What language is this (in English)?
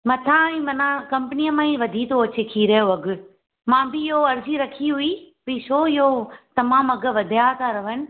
Sindhi